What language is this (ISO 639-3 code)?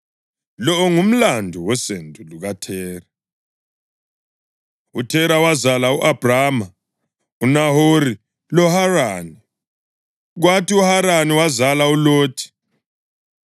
nde